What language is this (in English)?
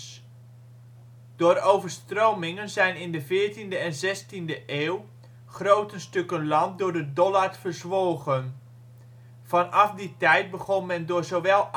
Dutch